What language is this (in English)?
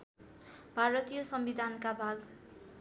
Nepali